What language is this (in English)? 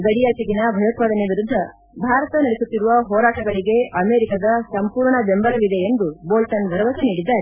Kannada